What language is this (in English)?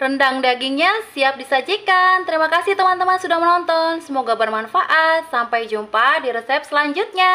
Indonesian